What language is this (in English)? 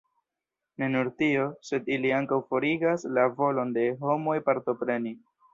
Esperanto